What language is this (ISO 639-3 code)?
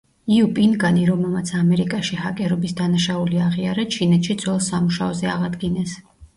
kat